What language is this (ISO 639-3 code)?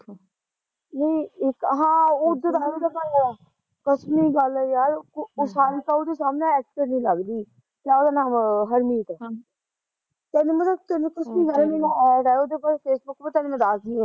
pan